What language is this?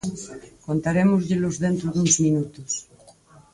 Galician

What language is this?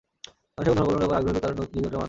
Bangla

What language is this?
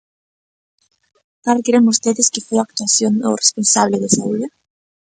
Galician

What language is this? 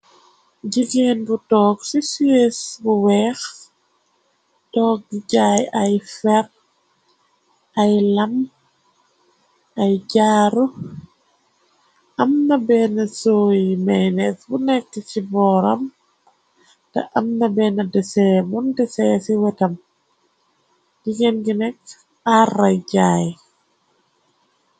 Wolof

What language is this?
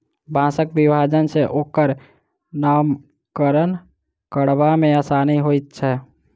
Maithili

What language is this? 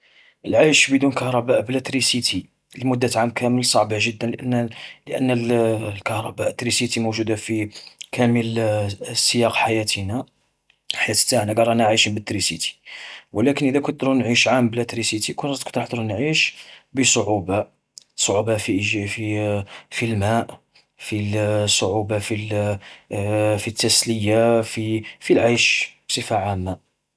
Algerian Arabic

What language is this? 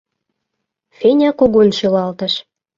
Mari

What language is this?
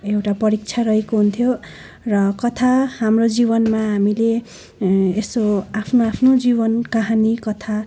Nepali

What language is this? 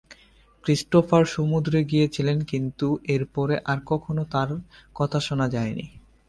Bangla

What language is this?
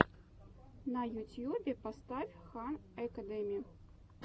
Russian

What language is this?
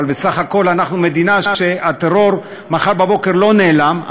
Hebrew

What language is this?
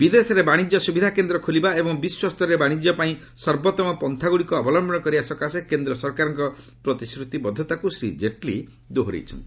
Odia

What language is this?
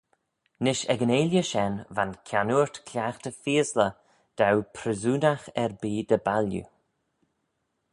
Manx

